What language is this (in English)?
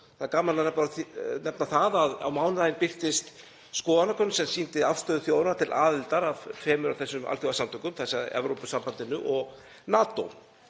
Icelandic